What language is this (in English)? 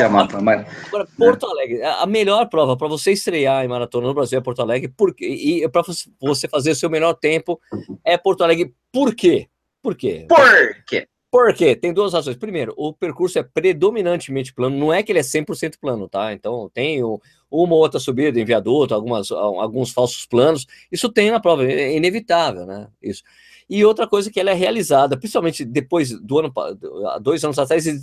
Portuguese